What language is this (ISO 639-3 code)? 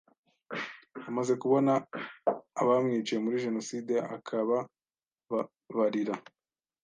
kin